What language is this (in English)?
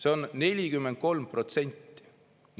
Estonian